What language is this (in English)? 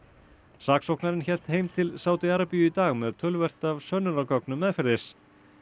Icelandic